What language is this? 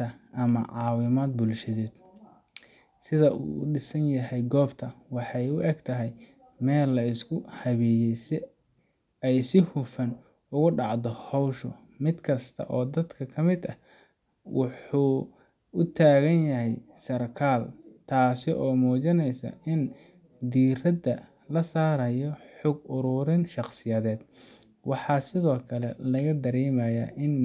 Somali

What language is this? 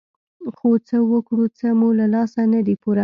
Pashto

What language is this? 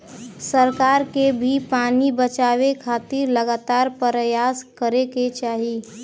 Bhojpuri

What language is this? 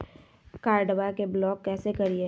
Magahi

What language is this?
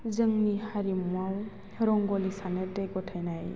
Bodo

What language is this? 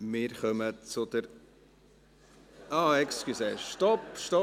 Swiss German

